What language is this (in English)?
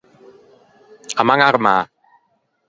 Ligurian